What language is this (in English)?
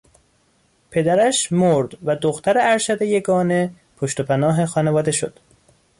Persian